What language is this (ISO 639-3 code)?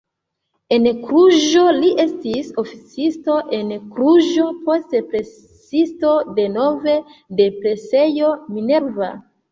epo